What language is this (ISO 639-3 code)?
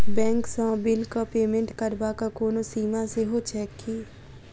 mai